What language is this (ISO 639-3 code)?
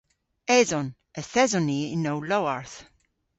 cor